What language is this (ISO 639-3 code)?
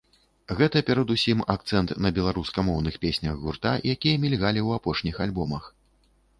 bel